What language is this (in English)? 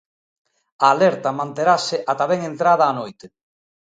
Galician